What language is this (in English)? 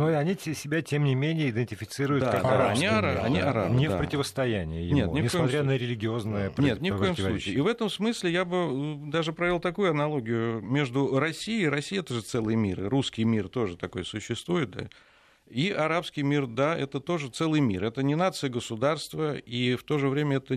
Russian